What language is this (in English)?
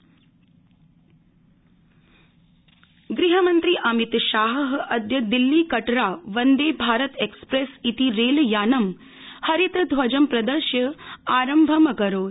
Sanskrit